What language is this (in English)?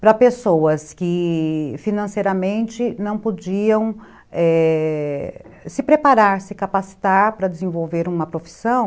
Portuguese